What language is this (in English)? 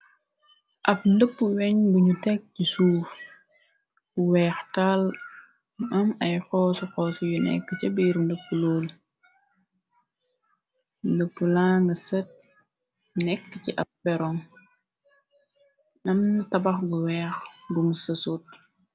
Wolof